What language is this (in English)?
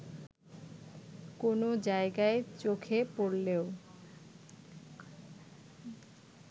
Bangla